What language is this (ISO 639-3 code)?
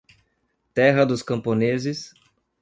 por